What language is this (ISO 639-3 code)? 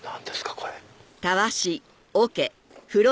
jpn